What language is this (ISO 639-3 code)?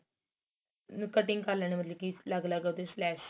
pan